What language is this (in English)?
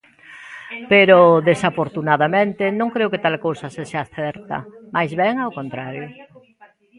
Galician